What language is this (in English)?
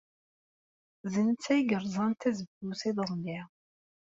Kabyle